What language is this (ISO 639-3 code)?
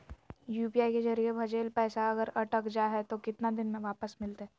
mag